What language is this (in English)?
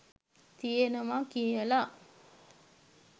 Sinhala